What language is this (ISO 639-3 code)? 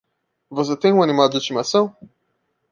por